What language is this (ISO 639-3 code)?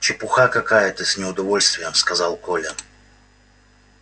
rus